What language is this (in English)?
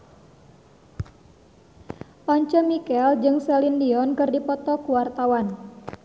Sundanese